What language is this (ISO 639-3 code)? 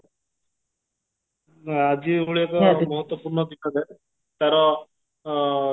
ori